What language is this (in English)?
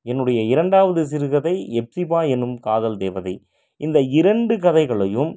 Tamil